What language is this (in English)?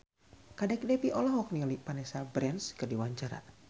Sundanese